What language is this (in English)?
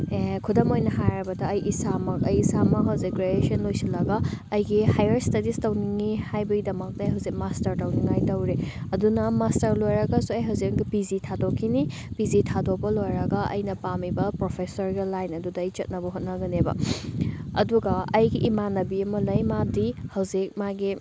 Manipuri